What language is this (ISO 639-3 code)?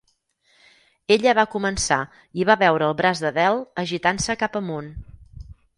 cat